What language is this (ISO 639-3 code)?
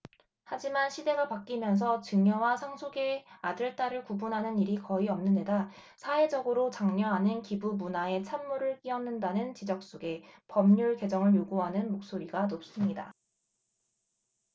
kor